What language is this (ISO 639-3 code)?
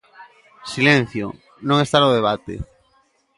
glg